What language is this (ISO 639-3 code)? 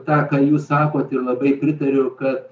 lit